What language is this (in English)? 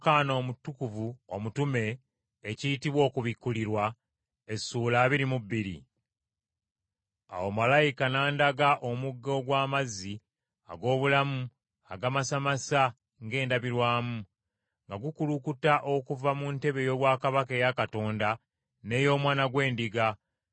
Ganda